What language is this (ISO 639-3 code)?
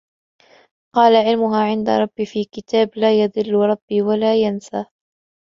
ara